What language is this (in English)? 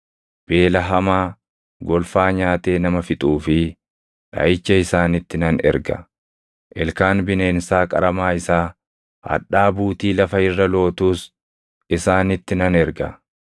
Oromo